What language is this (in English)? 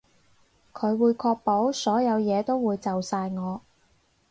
Cantonese